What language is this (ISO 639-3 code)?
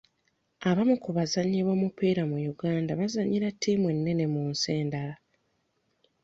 lug